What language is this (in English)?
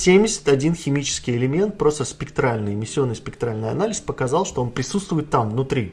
Russian